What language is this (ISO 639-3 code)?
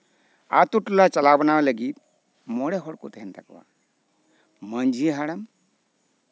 sat